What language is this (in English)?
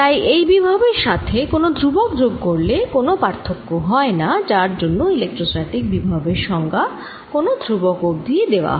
Bangla